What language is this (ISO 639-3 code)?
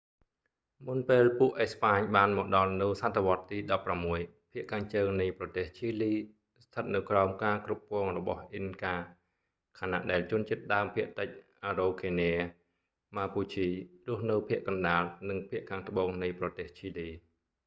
khm